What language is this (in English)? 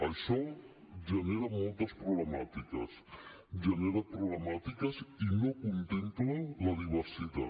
Catalan